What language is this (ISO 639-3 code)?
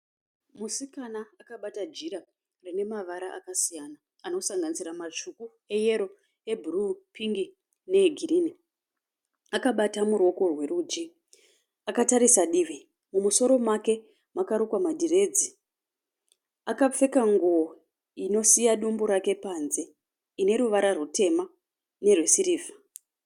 sna